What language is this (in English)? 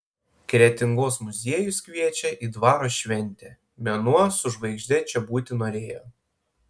Lithuanian